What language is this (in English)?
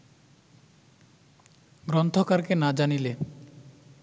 Bangla